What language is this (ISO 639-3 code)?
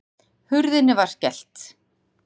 isl